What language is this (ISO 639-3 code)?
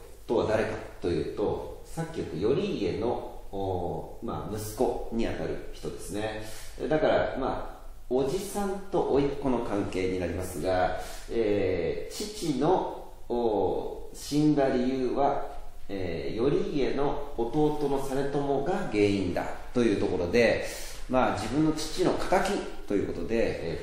jpn